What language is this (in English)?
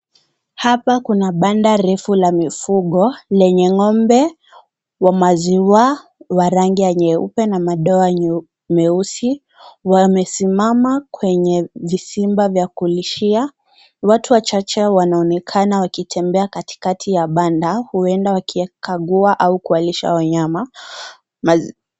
Swahili